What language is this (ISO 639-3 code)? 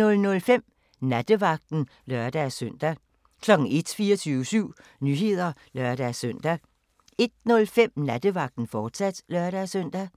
dan